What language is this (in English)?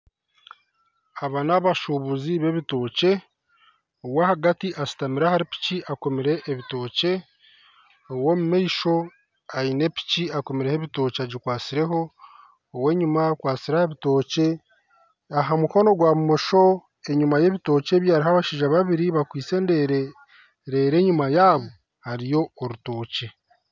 Nyankole